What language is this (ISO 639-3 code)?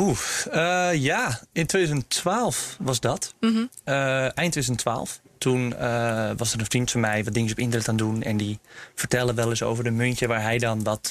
nld